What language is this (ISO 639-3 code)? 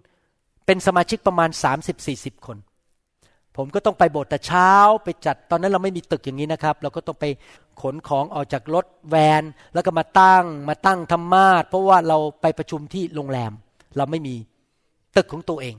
tha